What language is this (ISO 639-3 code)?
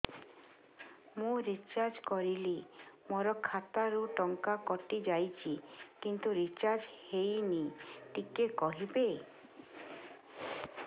ori